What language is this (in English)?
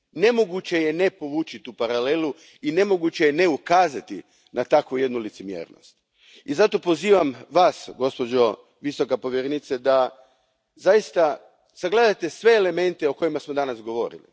Croatian